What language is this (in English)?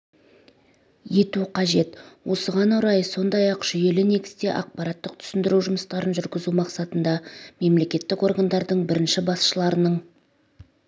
Kazakh